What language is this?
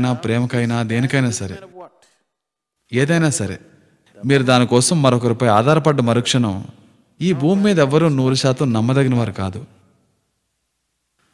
Hindi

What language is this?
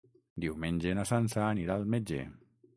Catalan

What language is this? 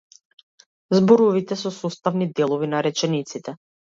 Macedonian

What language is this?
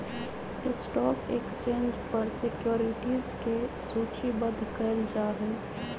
Magahi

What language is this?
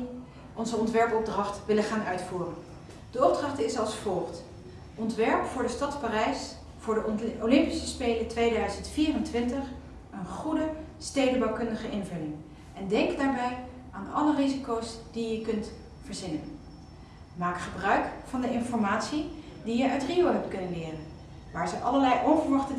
Dutch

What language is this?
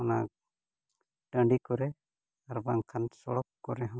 Santali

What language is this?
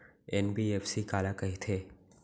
Chhattisgarhi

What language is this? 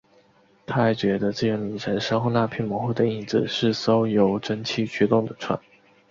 Chinese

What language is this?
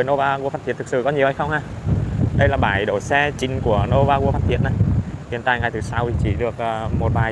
Vietnamese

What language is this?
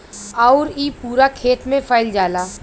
Bhojpuri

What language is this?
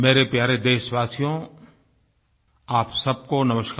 Hindi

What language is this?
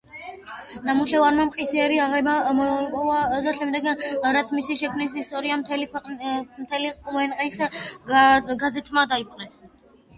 Georgian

